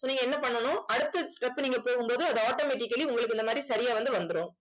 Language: Tamil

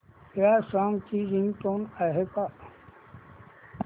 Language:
Marathi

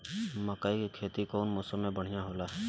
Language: Bhojpuri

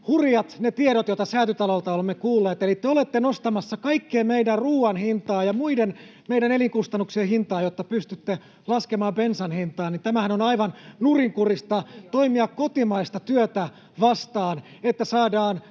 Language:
Finnish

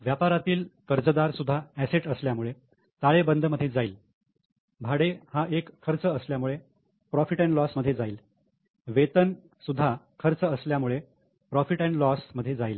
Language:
Marathi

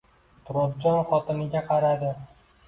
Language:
Uzbek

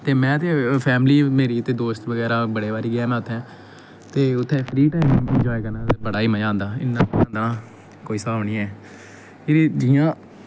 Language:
Dogri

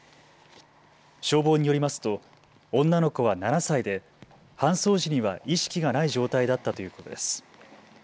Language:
Japanese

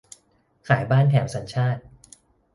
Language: Thai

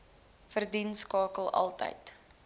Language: Afrikaans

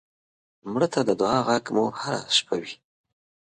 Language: Pashto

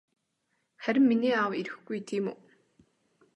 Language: Mongolian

